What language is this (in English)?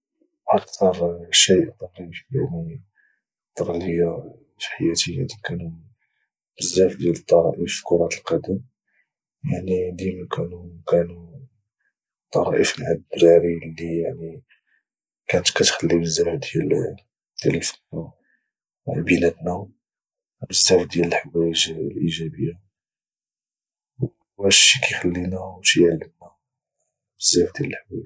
Moroccan Arabic